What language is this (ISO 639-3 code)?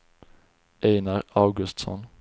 swe